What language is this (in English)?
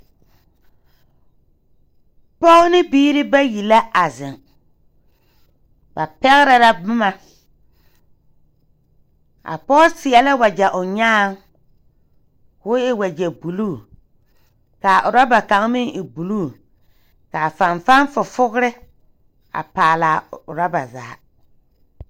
Southern Dagaare